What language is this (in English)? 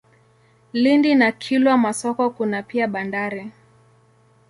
Swahili